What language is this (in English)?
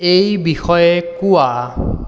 Assamese